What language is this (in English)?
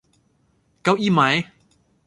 Thai